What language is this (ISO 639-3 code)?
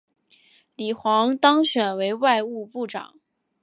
zho